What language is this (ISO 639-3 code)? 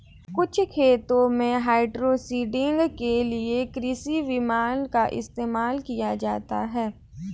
hin